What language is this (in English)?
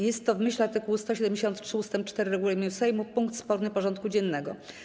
Polish